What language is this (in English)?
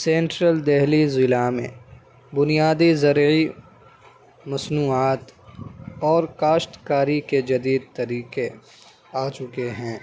Urdu